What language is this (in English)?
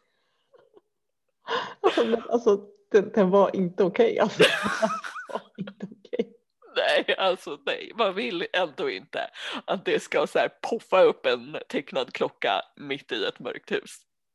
Swedish